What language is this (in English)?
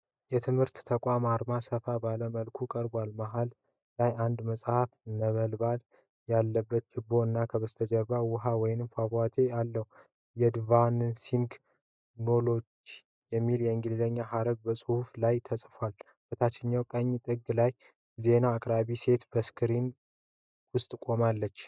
Amharic